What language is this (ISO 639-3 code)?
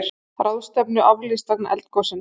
isl